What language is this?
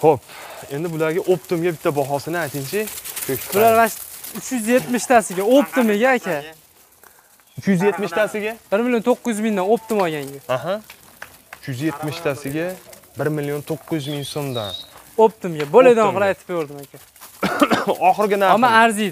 Turkish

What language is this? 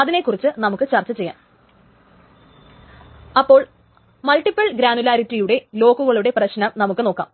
Malayalam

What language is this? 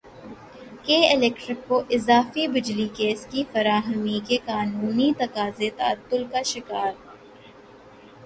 Urdu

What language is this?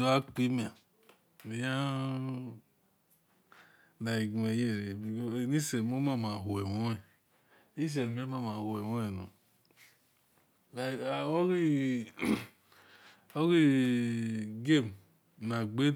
Esan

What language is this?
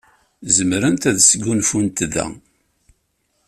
Kabyle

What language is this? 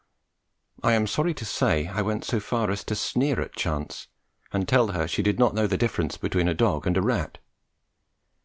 English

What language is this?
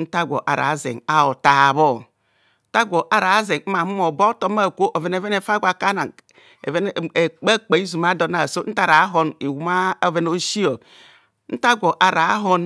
Kohumono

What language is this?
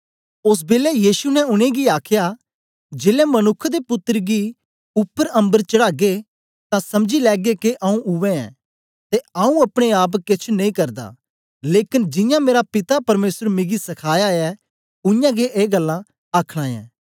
Dogri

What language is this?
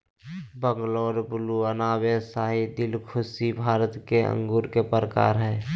Magahi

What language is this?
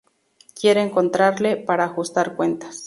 Spanish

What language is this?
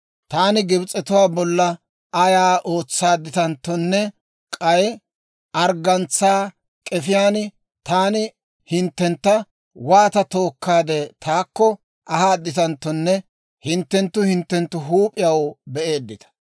Dawro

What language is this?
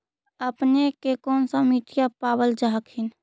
Magahi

